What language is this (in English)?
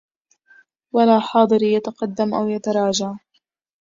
Arabic